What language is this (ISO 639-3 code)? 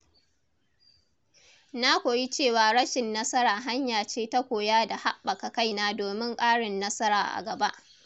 hau